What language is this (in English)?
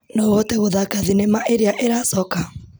Kikuyu